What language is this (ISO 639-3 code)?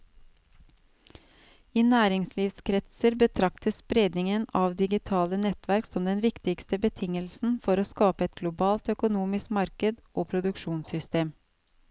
nor